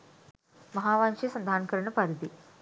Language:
Sinhala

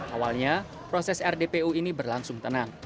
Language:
Indonesian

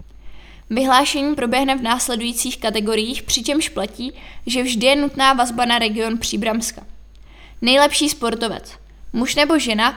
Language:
Czech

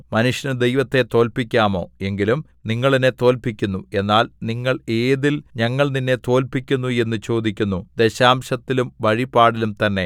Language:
Malayalam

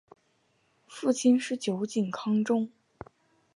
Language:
Chinese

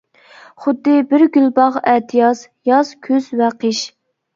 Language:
Uyghur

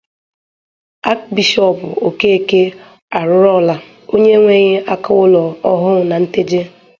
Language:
Igbo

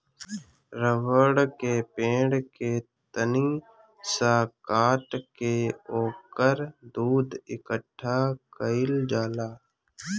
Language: Bhojpuri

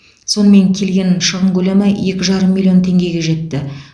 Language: Kazakh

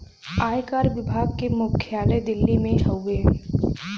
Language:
Bhojpuri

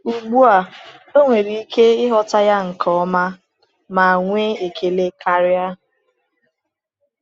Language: Igbo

